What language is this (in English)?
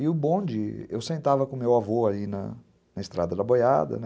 Portuguese